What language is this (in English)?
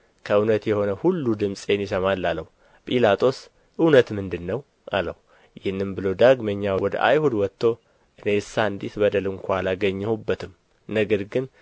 Amharic